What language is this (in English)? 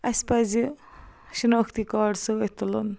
Kashmiri